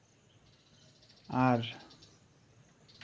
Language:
Santali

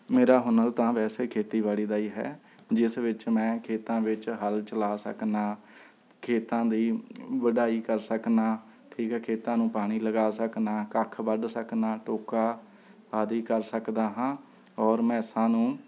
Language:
Punjabi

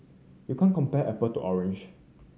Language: English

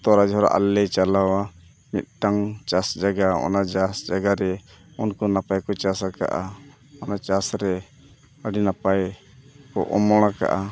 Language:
Santali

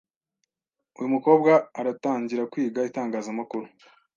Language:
Kinyarwanda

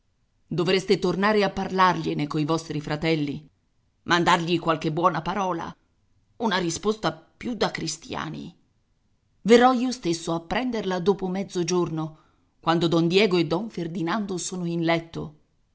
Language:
Italian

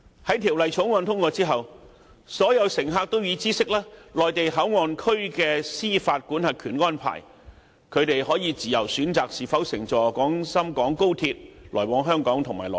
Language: Cantonese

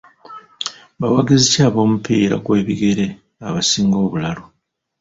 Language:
Ganda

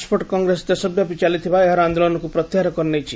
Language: Odia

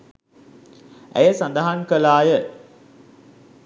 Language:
Sinhala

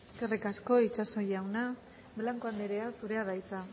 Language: Basque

